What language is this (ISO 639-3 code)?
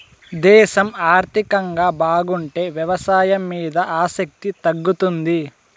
tel